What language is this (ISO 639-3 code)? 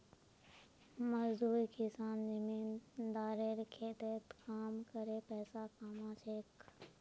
mag